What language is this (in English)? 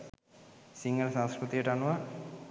Sinhala